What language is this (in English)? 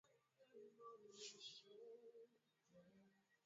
Swahili